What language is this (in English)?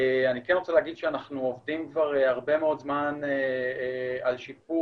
Hebrew